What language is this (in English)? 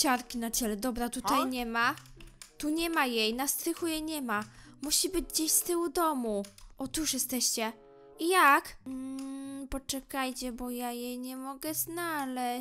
Polish